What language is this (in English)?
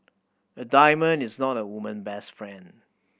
English